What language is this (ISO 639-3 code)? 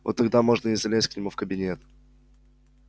rus